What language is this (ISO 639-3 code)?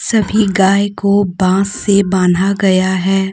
hin